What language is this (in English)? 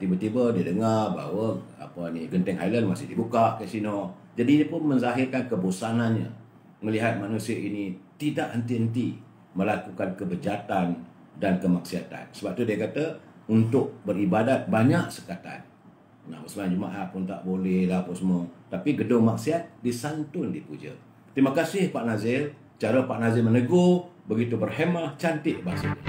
Malay